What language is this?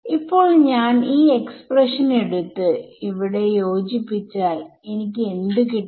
Malayalam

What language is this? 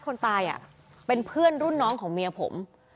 Thai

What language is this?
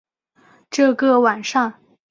Chinese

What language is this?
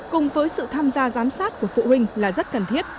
Vietnamese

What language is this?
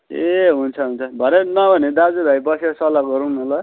Nepali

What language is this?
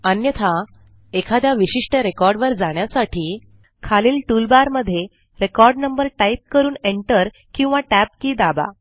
Marathi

